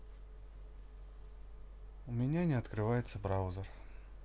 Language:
Russian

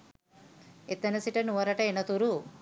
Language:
Sinhala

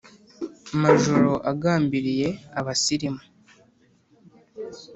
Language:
Kinyarwanda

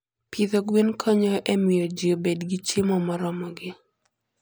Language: Luo (Kenya and Tanzania)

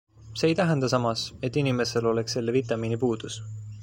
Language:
Estonian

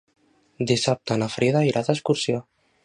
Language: Catalan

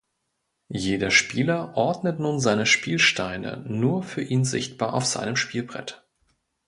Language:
German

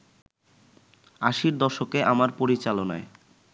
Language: Bangla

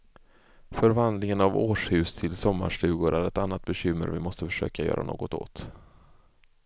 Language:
Swedish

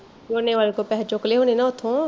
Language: Punjabi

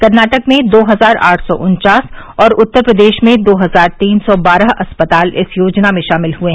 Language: Hindi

